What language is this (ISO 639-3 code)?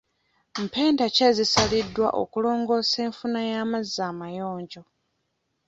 lug